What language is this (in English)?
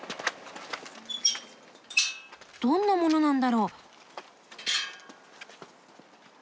Japanese